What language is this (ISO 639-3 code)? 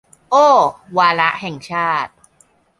tha